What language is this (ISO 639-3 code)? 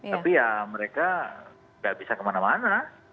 ind